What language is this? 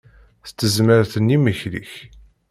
Kabyle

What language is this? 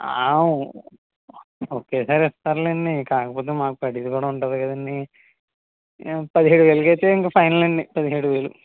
Telugu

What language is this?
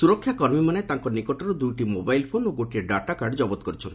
Odia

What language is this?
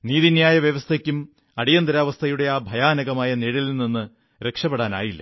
Malayalam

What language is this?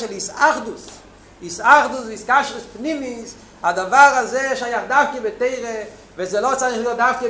Hebrew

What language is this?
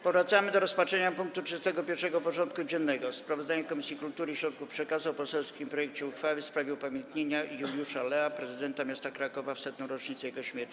Polish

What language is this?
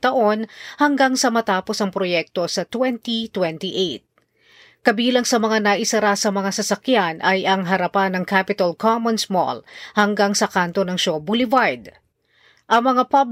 Filipino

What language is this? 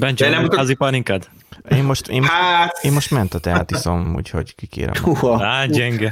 Hungarian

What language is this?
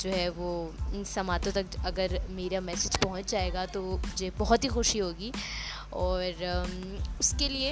Urdu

